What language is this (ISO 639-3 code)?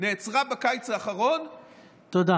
heb